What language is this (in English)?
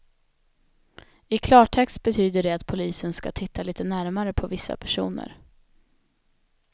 Swedish